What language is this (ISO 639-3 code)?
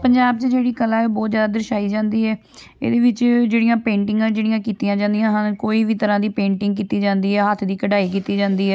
pan